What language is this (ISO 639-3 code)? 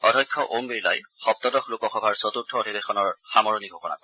asm